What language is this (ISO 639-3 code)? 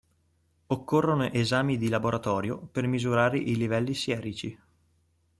ita